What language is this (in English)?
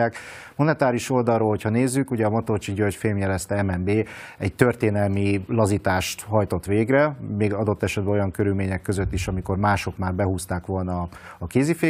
Hungarian